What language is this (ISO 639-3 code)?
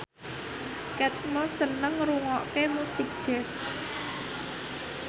jav